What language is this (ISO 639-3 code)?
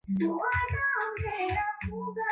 swa